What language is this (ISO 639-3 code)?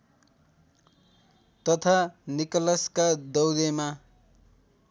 nep